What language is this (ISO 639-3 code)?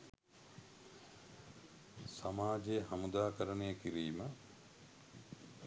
sin